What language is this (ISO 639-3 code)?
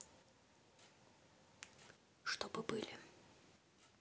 rus